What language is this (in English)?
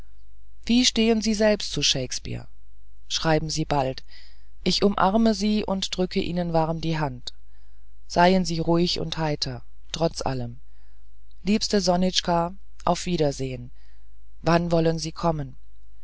German